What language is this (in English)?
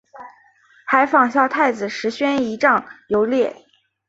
Chinese